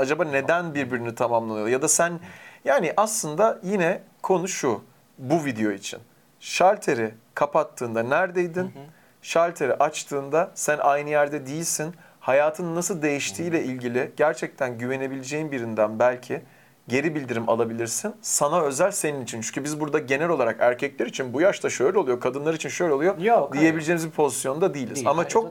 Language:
Turkish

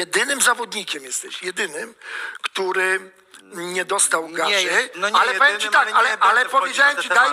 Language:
Polish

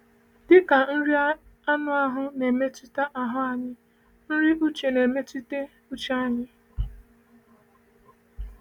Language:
Igbo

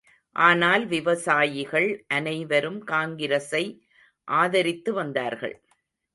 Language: Tamil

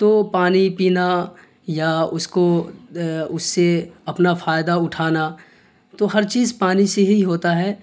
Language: Urdu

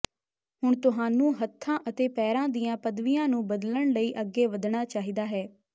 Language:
Punjabi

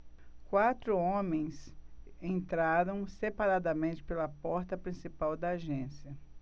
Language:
Portuguese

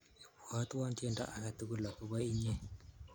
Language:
Kalenjin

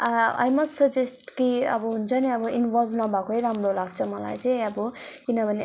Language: Nepali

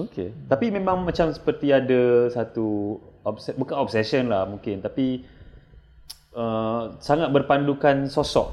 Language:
Malay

